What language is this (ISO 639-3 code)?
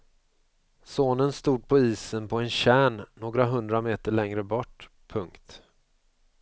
swe